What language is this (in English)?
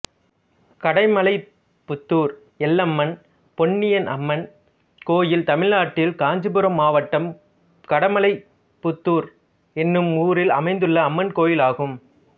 Tamil